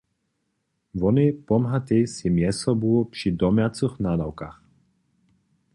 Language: Upper Sorbian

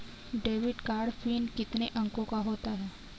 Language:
Hindi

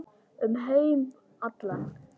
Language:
Icelandic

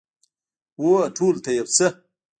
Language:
Pashto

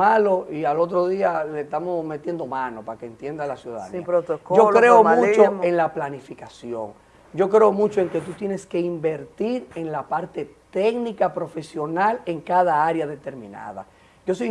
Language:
Spanish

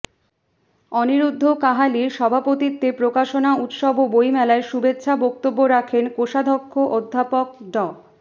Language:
Bangla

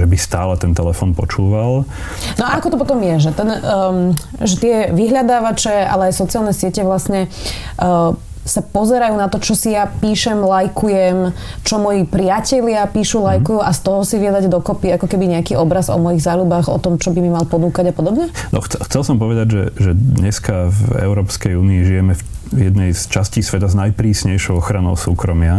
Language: Slovak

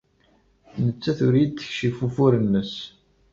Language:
Kabyle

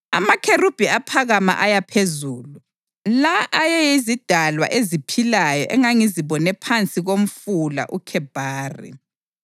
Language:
North Ndebele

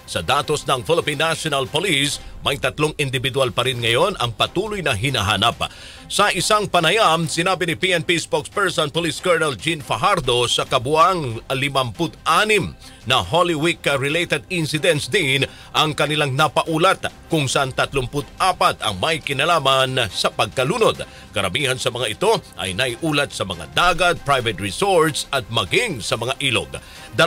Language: Filipino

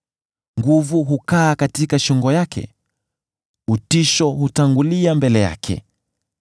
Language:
Swahili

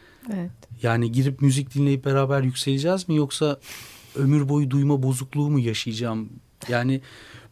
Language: Turkish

